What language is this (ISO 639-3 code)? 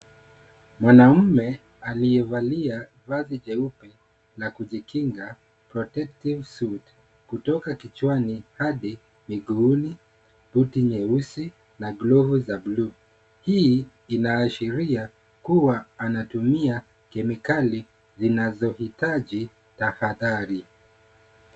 swa